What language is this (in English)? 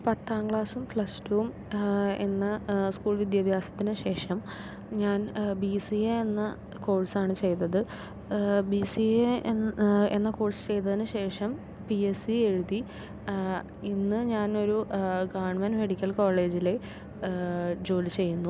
Malayalam